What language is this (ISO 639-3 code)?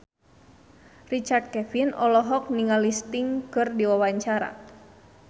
sun